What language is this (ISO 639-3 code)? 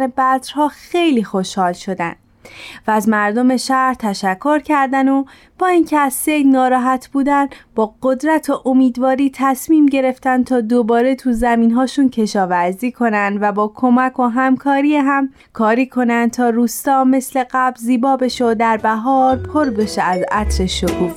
fas